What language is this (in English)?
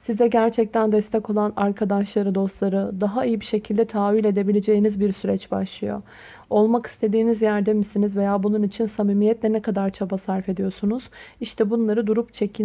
Turkish